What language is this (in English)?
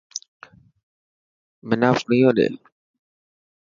Dhatki